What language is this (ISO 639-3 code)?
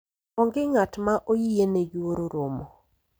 luo